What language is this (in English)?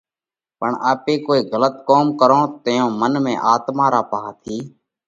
Parkari Koli